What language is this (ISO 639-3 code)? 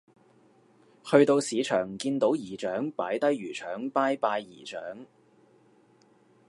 yue